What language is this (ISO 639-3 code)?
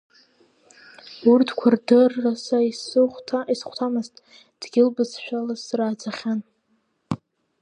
abk